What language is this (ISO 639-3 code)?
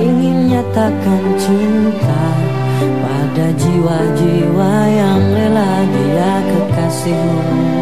ind